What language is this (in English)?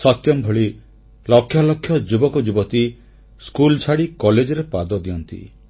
Odia